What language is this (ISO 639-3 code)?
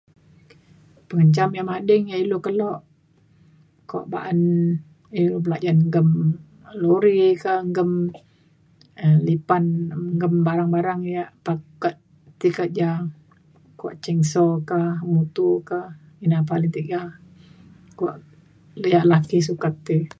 xkl